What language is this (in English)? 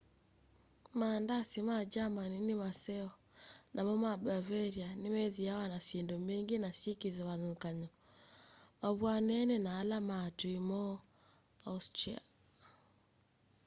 Kamba